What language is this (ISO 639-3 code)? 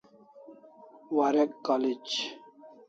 kls